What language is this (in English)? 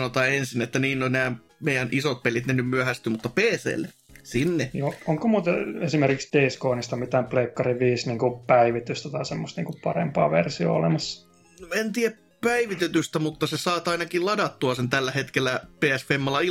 Finnish